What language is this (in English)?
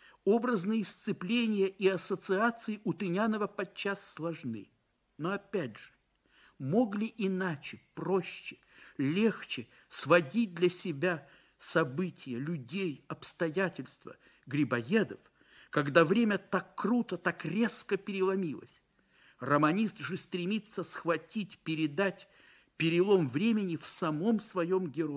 Russian